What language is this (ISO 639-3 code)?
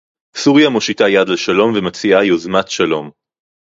heb